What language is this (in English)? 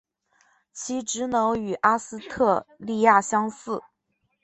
Chinese